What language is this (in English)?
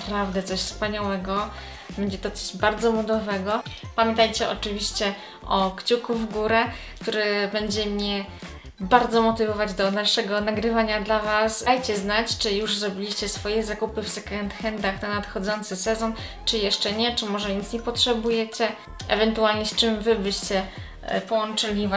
Polish